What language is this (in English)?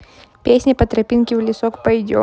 Russian